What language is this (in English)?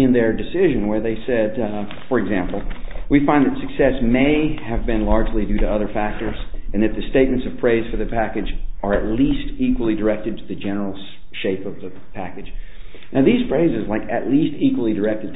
English